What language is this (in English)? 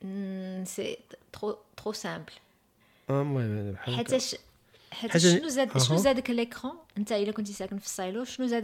Arabic